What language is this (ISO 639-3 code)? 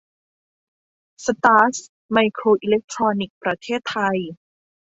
tha